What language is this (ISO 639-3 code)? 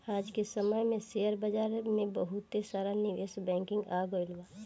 bho